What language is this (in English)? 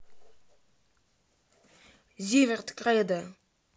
Russian